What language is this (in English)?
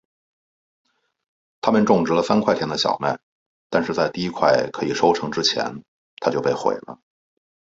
Chinese